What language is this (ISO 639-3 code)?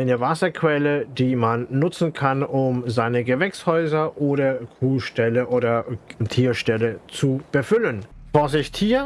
deu